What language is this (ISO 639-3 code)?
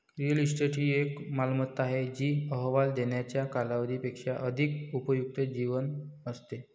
mar